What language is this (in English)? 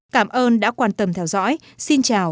Vietnamese